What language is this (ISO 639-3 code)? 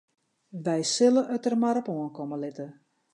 fry